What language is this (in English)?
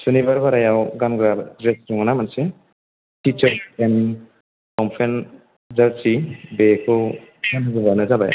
Bodo